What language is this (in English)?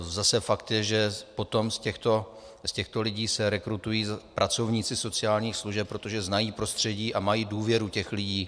Czech